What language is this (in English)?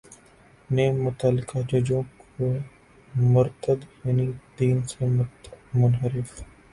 Urdu